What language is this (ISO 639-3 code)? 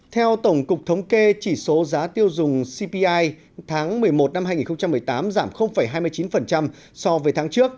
vie